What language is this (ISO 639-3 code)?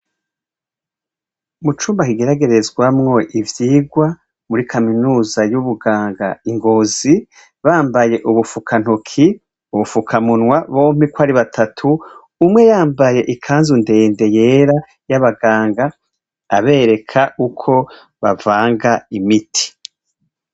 run